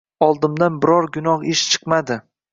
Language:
Uzbek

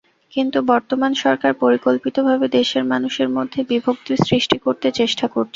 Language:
Bangla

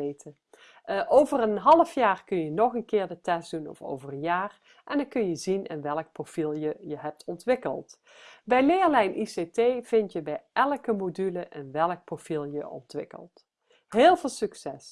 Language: Dutch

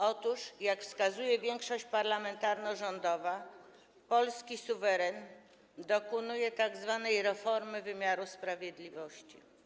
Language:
Polish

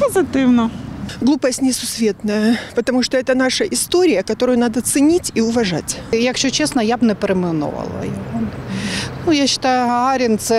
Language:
Ukrainian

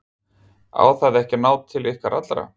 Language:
Icelandic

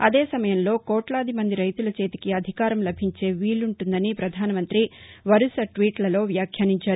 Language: Telugu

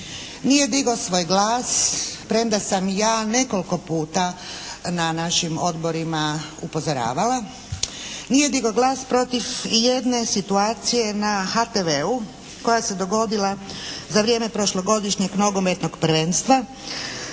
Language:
Croatian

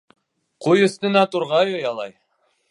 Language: Bashkir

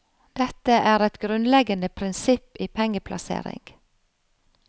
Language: Norwegian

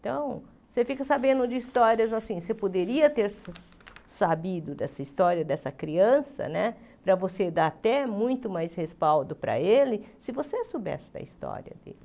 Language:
Portuguese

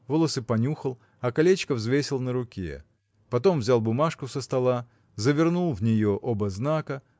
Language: Russian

